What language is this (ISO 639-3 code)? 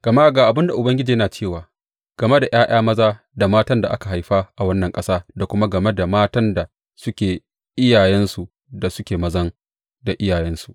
hau